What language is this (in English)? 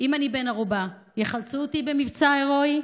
Hebrew